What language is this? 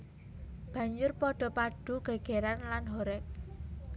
Javanese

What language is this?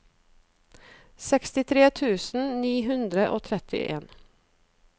Norwegian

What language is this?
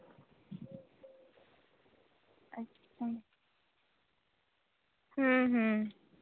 Santali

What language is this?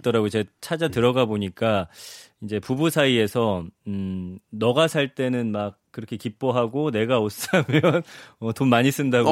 Korean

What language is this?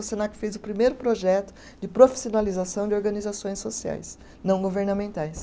Portuguese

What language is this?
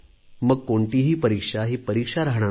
Marathi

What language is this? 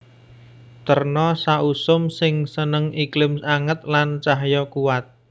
Javanese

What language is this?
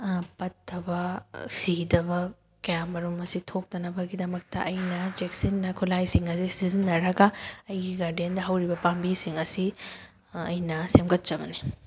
Manipuri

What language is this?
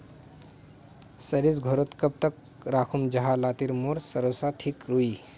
Magahi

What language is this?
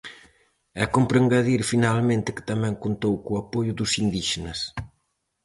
Galician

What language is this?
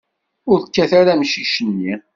Kabyle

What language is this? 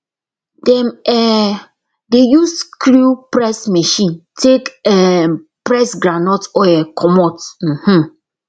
Nigerian Pidgin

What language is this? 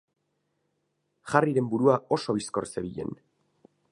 Basque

